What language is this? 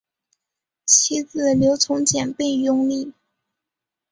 Chinese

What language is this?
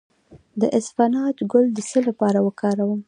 Pashto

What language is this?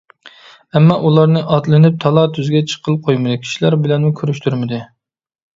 Uyghur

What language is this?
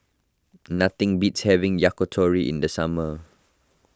English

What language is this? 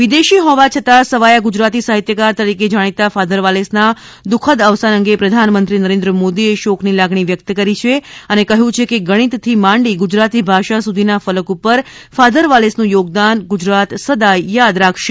Gujarati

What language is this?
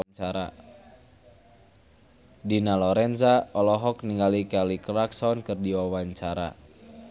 Sundanese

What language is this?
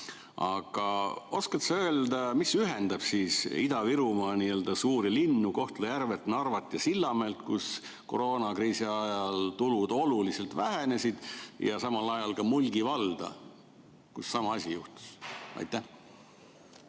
Estonian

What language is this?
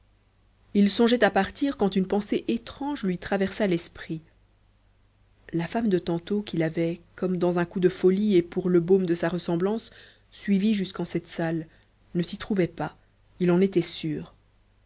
French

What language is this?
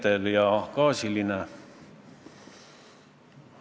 Estonian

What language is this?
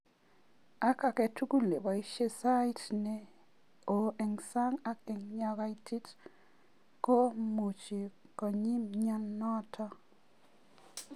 Kalenjin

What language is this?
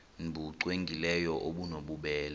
Xhosa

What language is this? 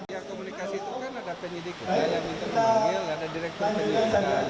Indonesian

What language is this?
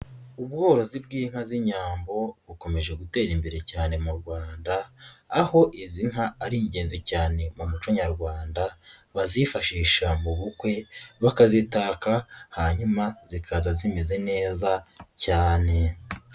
Kinyarwanda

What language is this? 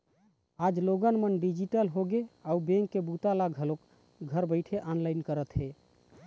Chhattisgarhi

